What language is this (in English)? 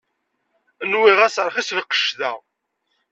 Kabyle